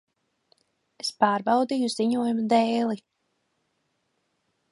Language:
Latvian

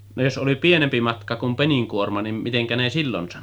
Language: Finnish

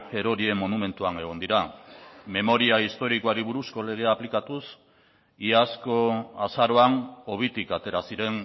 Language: Basque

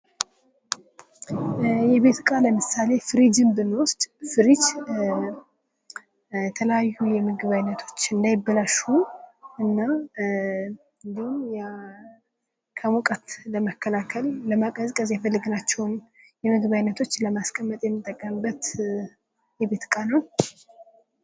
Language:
Amharic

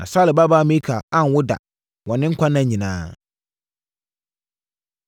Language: Akan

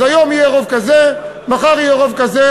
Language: Hebrew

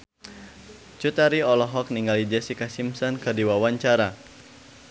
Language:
Sundanese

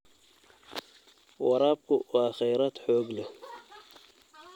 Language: Somali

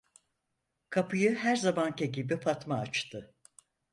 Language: Turkish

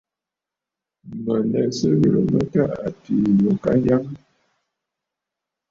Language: Bafut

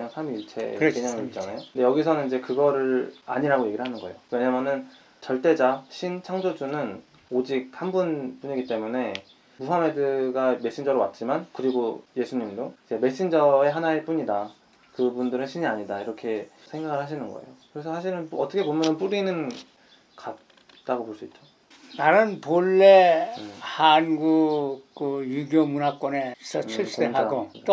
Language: Korean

